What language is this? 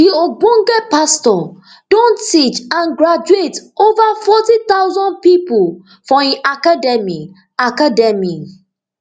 Nigerian Pidgin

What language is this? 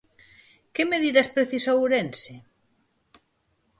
Galician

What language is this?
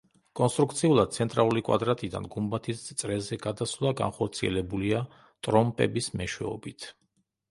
Georgian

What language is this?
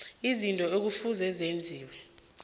South Ndebele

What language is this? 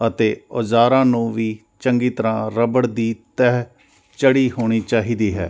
Punjabi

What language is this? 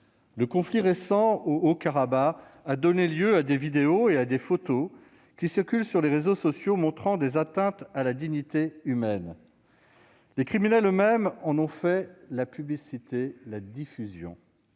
French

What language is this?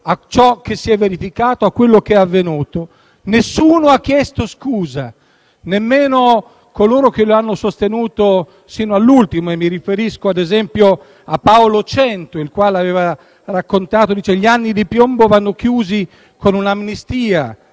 Italian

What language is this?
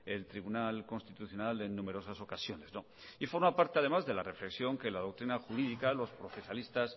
Spanish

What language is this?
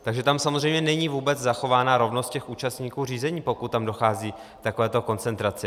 Czech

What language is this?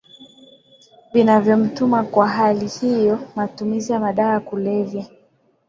Swahili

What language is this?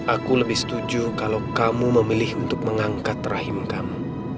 Indonesian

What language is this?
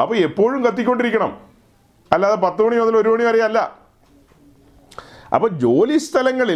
Malayalam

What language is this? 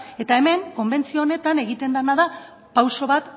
Basque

